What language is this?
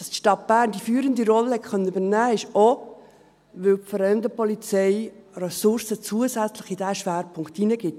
Swiss German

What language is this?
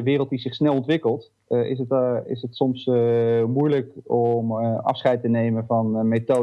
Dutch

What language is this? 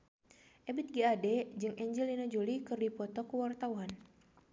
Sundanese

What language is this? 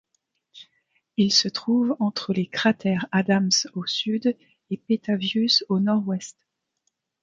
French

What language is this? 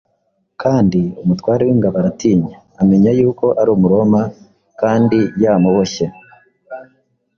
Kinyarwanda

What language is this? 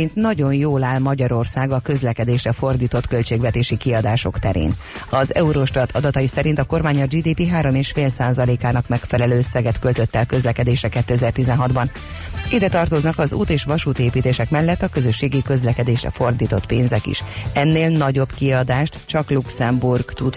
Hungarian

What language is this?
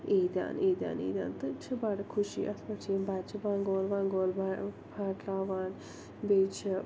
Kashmiri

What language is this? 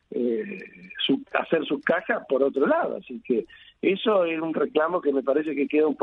Spanish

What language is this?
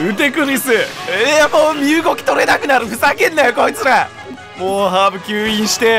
Japanese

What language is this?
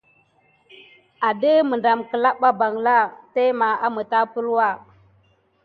Gidar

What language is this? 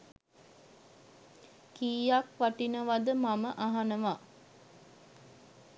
Sinhala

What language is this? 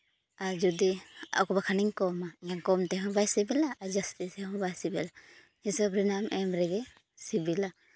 Santali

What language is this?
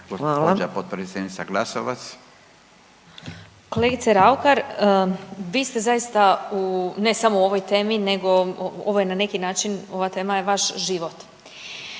Croatian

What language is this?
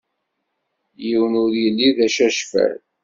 Kabyle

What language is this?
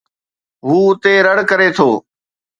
Sindhi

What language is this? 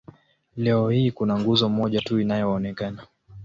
Swahili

